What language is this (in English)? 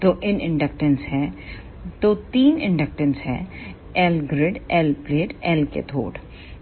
Hindi